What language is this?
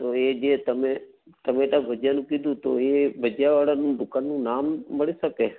Gujarati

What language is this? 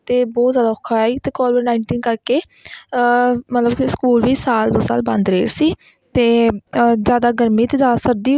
Punjabi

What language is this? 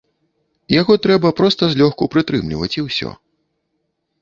Belarusian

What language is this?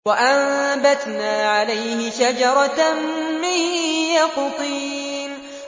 Arabic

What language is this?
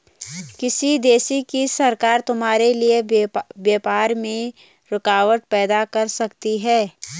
Hindi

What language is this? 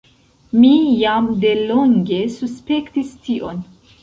Esperanto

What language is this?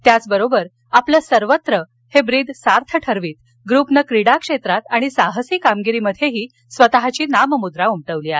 Marathi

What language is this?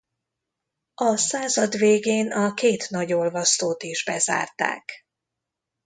Hungarian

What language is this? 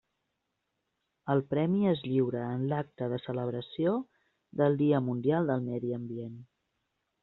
Catalan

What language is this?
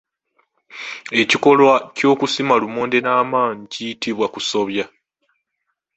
Ganda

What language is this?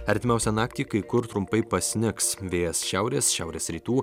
Lithuanian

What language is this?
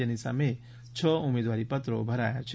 Gujarati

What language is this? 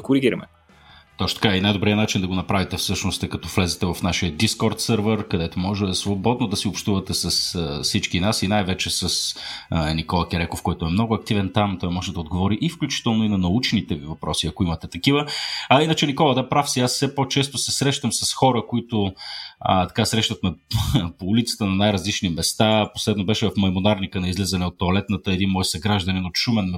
Bulgarian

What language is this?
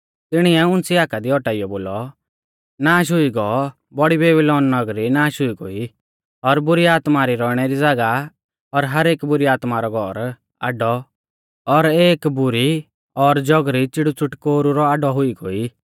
Mahasu Pahari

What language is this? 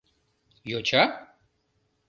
Mari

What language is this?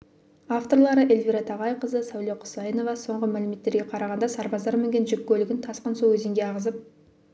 Kazakh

